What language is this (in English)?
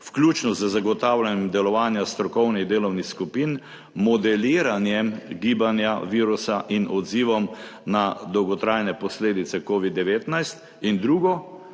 Slovenian